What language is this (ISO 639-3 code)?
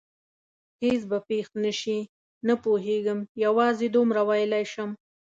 pus